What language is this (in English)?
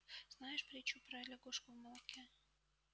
Russian